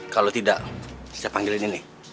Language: Indonesian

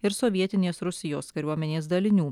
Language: Lithuanian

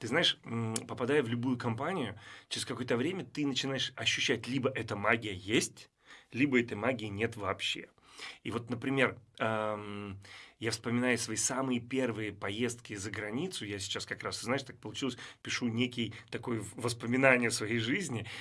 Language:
Russian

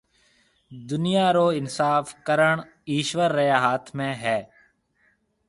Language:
Marwari (Pakistan)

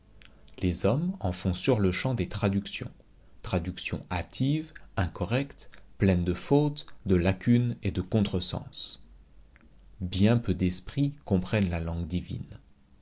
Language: French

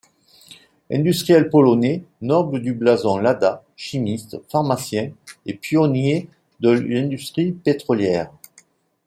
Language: French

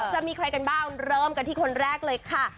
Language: Thai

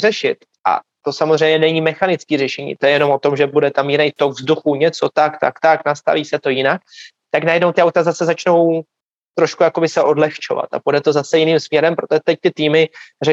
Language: Czech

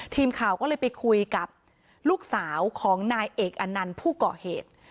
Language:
Thai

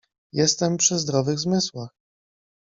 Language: Polish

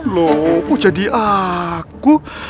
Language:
Indonesian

